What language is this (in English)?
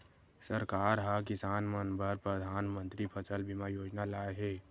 Chhattisgarhi